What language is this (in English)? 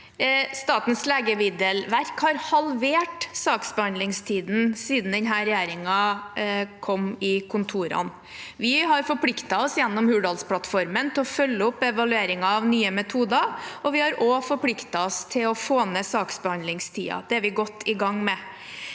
Norwegian